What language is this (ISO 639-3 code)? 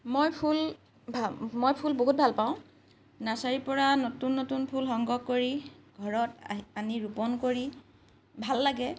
asm